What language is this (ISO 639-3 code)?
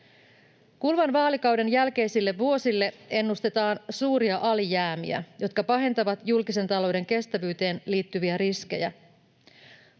fin